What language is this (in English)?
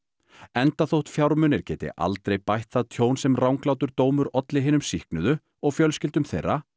Icelandic